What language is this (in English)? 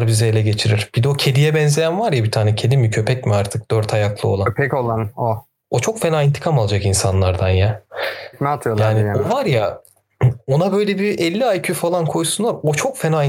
Turkish